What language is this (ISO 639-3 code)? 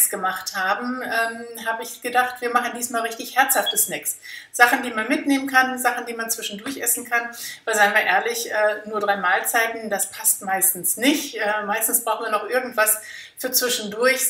deu